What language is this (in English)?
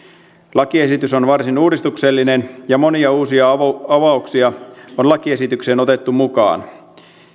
Finnish